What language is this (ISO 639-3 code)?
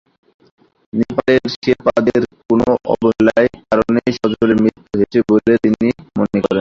ben